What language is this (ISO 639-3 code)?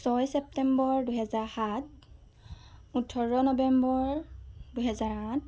asm